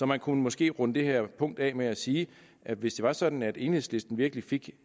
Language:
Danish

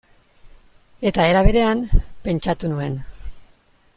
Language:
Basque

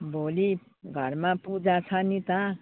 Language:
Nepali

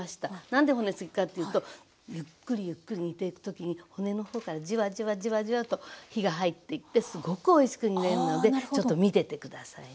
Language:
Japanese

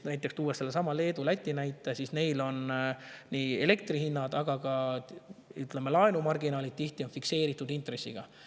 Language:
Estonian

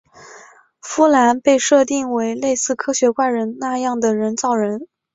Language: Chinese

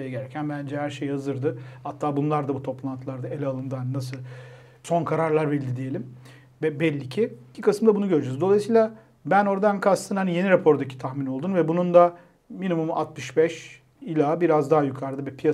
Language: Turkish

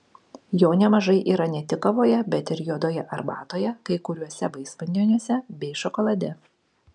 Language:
Lithuanian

